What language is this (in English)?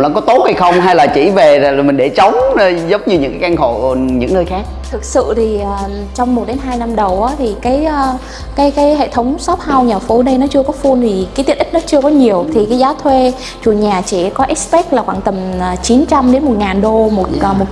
Vietnamese